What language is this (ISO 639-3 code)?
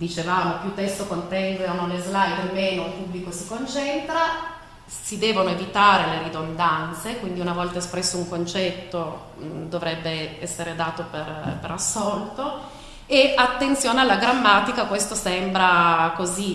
ita